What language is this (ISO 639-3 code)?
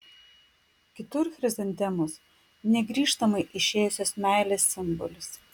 lit